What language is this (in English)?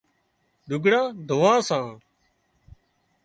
Wadiyara Koli